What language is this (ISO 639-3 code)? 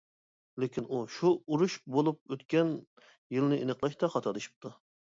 uig